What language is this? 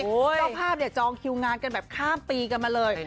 Thai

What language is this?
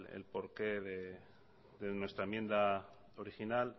Spanish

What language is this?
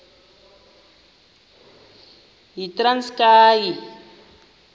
Xhosa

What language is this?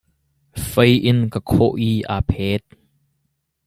Hakha Chin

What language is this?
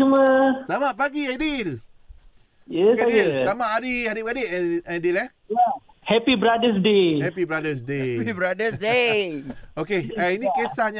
Malay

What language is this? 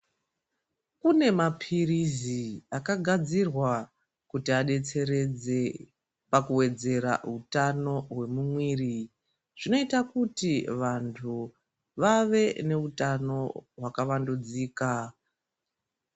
Ndau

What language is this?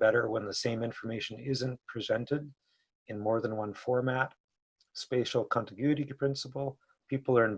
English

